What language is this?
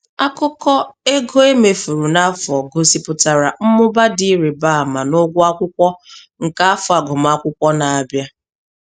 Igbo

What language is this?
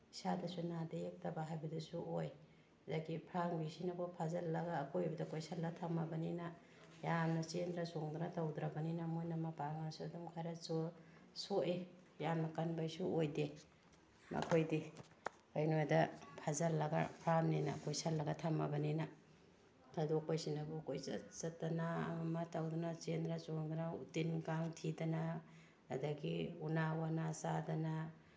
Manipuri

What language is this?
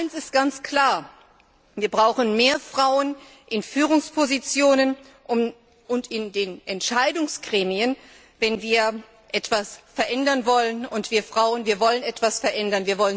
German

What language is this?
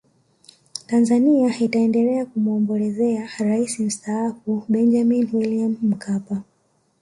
Swahili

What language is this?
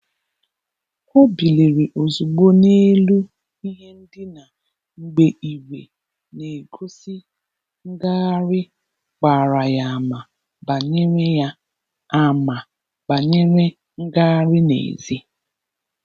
Igbo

